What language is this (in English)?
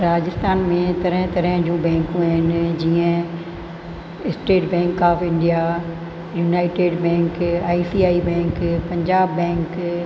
Sindhi